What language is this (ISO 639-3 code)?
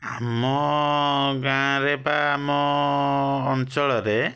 ori